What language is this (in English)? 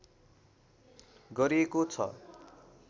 Nepali